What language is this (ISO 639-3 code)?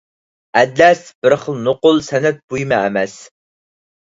uig